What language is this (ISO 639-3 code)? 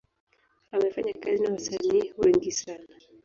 swa